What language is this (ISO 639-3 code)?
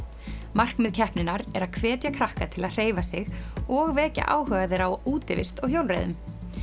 isl